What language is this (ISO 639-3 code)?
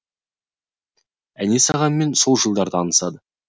kaz